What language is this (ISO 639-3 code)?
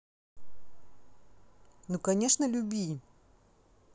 rus